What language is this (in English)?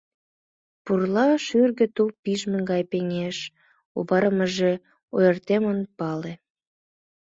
Mari